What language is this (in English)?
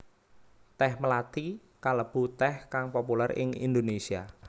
Javanese